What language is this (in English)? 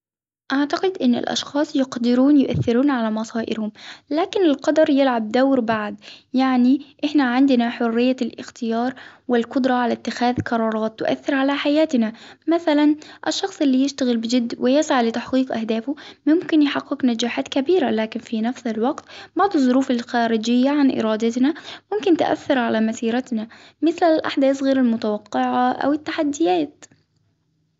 Hijazi Arabic